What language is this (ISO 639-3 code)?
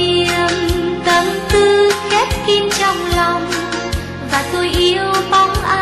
vie